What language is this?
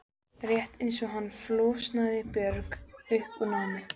Icelandic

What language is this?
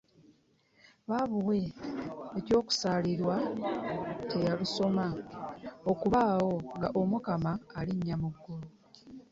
Ganda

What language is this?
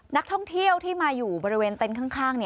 Thai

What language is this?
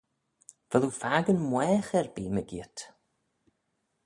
Manx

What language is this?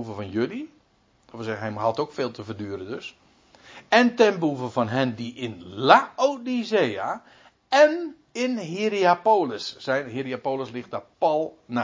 Dutch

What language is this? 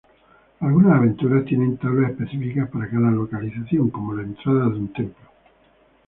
Spanish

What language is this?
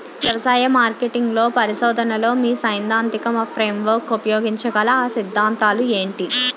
Telugu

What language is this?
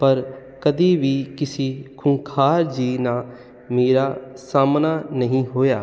Punjabi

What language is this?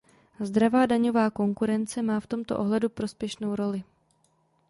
Czech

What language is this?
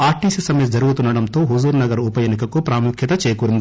Telugu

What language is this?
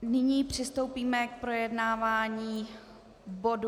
Czech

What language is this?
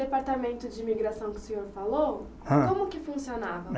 Portuguese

